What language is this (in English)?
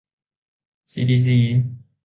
Thai